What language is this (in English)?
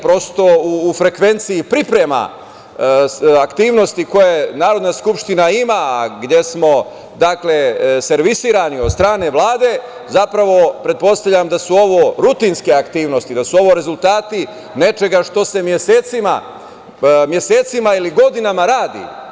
Serbian